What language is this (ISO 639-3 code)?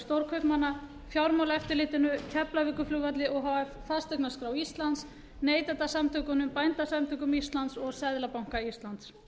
isl